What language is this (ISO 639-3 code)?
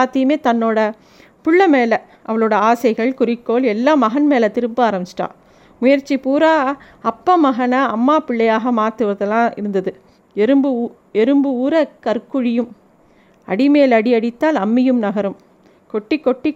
tam